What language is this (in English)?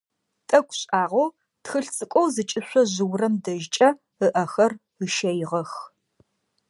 Adyghe